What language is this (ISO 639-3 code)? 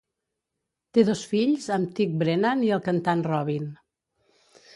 cat